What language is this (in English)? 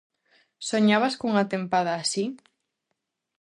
Galician